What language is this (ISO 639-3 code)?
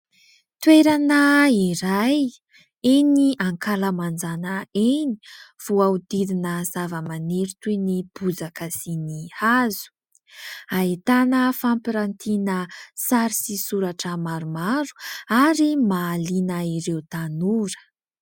mlg